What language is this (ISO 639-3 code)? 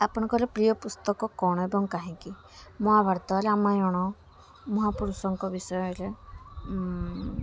ori